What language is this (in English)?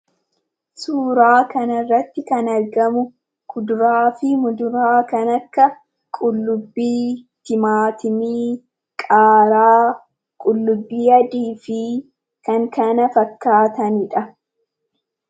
Oromo